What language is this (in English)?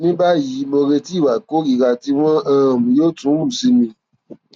Yoruba